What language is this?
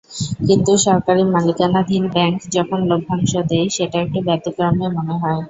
Bangla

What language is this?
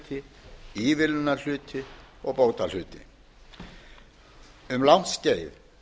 Icelandic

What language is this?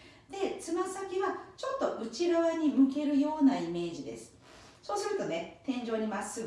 Japanese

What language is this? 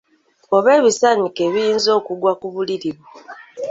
Ganda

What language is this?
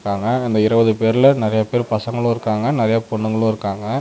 Tamil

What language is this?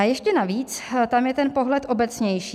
Czech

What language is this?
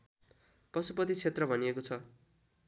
Nepali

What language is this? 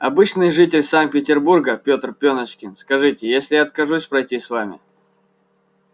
Russian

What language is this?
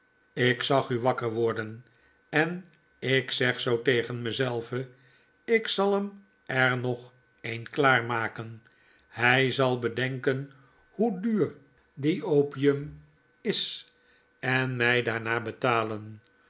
Dutch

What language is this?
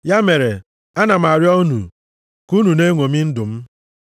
Igbo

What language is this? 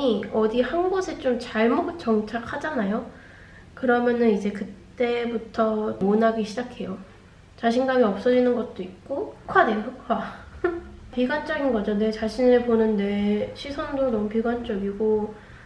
Korean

